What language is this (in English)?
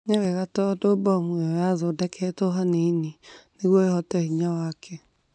Kikuyu